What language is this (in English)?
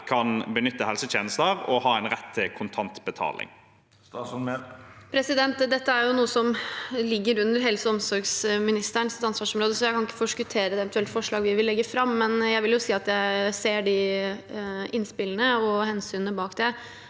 Norwegian